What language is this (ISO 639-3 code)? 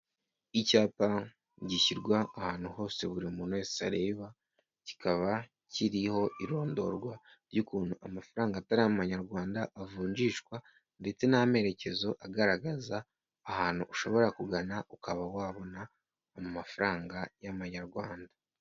kin